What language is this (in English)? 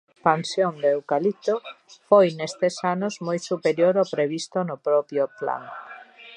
Galician